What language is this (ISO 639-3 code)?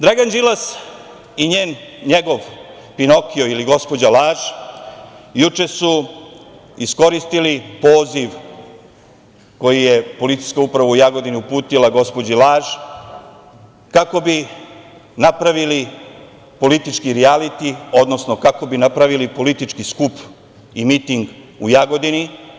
srp